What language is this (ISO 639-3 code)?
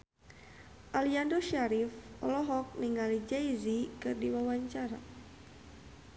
sun